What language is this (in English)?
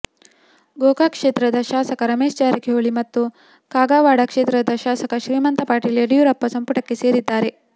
Kannada